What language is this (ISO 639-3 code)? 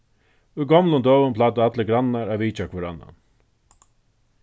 fao